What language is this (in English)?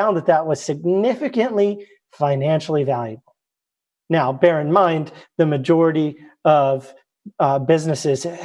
English